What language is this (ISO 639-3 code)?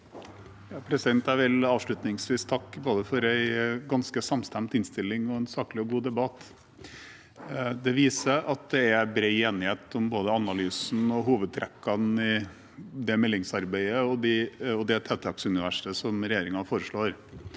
nor